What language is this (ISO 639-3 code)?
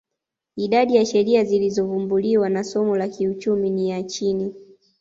swa